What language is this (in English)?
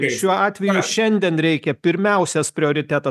Lithuanian